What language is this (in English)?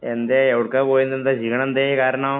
Malayalam